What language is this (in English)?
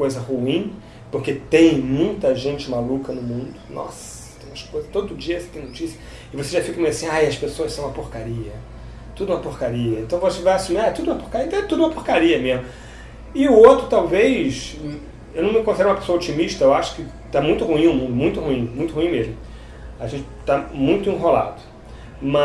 Portuguese